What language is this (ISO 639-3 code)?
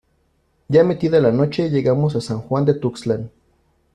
spa